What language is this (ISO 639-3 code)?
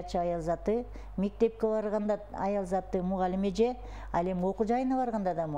tur